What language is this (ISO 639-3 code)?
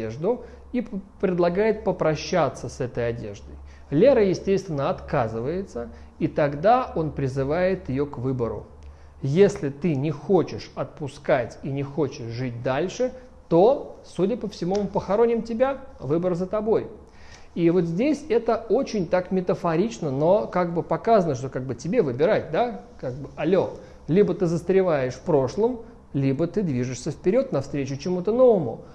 rus